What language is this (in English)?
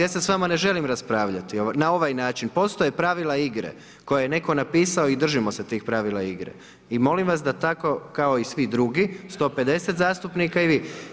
Croatian